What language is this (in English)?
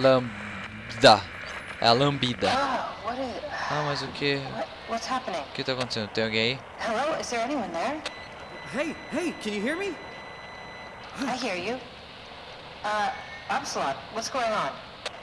Portuguese